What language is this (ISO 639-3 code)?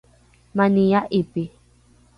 dru